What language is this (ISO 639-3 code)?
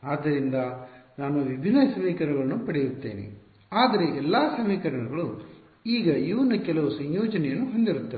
kan